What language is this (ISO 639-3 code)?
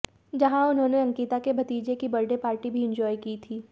hin